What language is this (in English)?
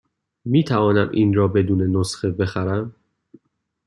Persian